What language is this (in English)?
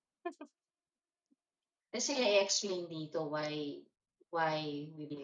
Filipino